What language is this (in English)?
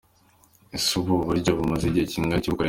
Kinyarwanda